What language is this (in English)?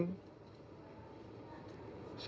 Indonesian